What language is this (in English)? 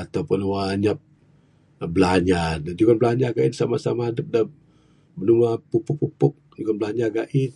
Bukar-Sadung Bidayuh